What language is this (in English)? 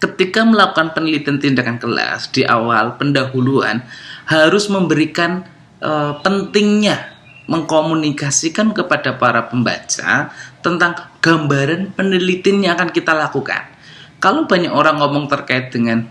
Indonesian